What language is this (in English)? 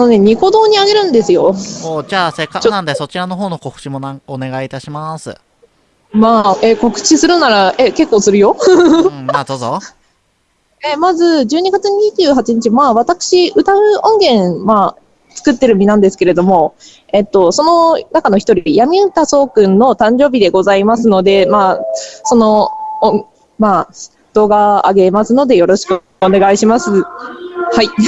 Japanese